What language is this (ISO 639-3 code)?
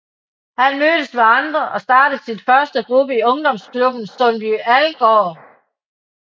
dan